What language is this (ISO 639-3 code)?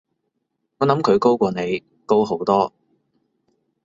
yue